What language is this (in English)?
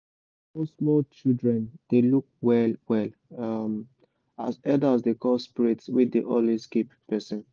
Nigerian Pidgin